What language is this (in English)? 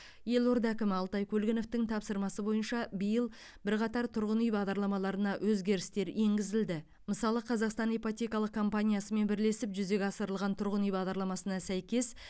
Kazakh